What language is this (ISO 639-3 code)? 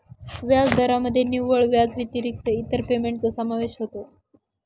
mar